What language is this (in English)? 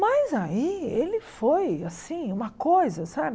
Portuguese